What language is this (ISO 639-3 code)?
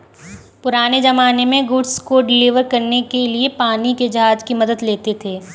hin